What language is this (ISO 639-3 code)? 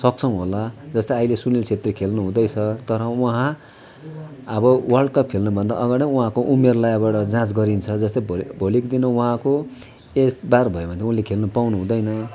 nep